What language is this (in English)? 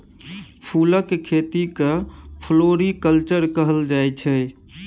Maithili